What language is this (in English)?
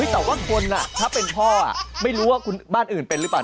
Thai